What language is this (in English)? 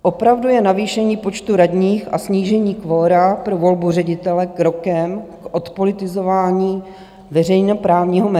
Czech